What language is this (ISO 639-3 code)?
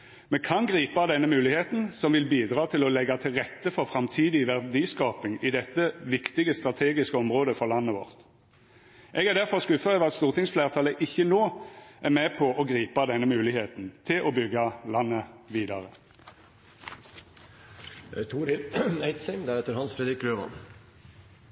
nno